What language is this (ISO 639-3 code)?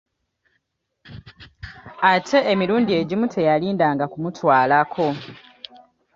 lug